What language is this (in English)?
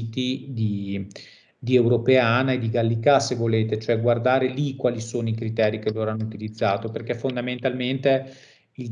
Italian